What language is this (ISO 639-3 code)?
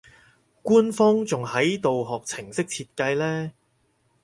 yue